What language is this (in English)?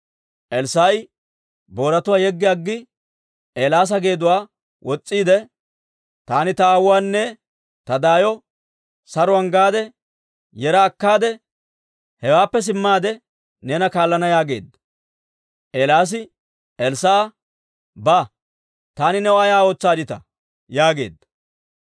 Dawro